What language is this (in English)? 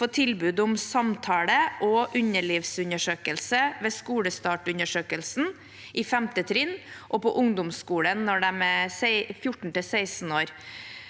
Norwegian